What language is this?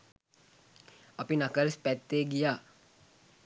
Sinhala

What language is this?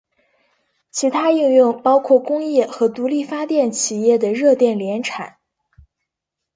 Chinese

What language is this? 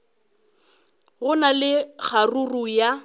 Northern Sotho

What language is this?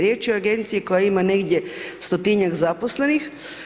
Croatian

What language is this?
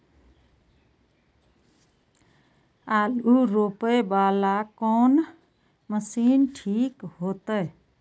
Maithili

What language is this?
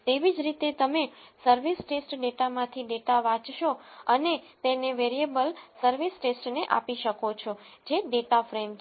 Gujarati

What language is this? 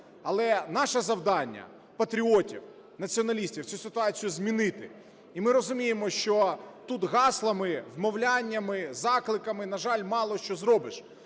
Ukrainian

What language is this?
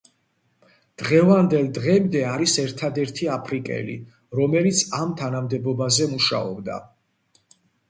Georgian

